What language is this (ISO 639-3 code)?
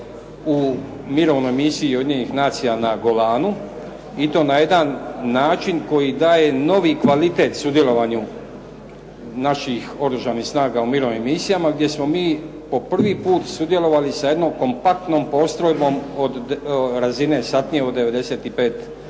hrv